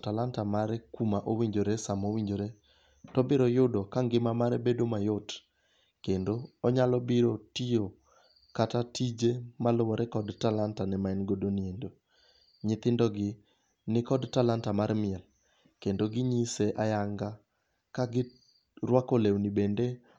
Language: Luo (Kenya and Tanzania)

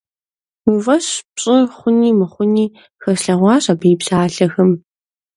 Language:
Kabardian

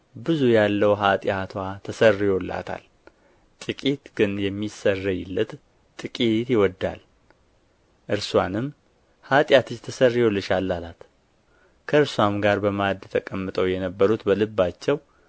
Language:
Amharic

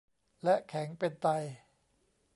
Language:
Thai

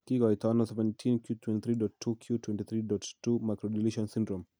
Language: Kalenjin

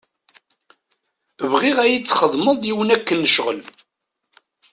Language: Kabyle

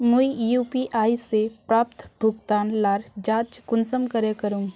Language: Magahi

